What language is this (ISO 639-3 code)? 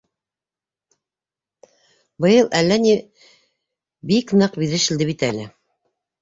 bak